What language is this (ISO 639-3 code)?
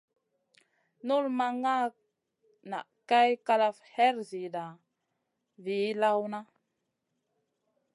mcn